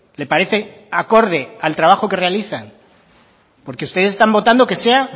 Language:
Spanish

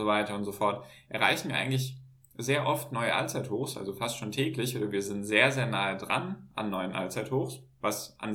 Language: German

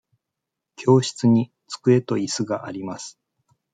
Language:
Japanese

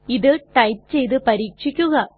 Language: Malayalam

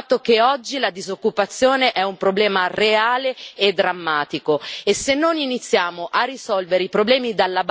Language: Italian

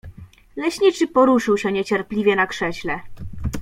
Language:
Polish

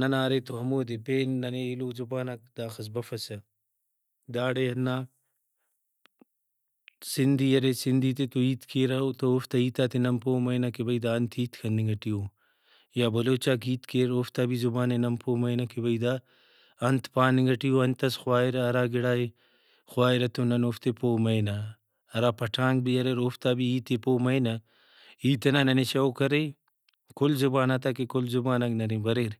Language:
Brahui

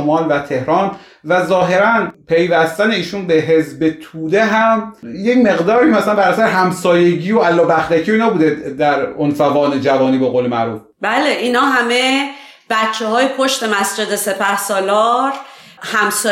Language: Persian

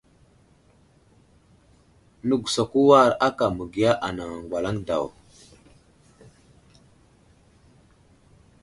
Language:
Wuzlam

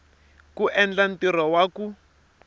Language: Tsonga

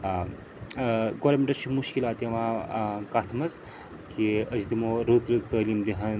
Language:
Kashmiri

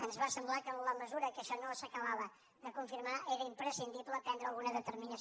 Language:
Catalan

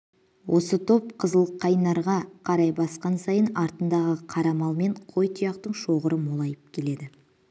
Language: Kazakh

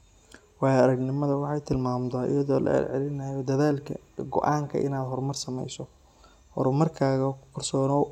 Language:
Somali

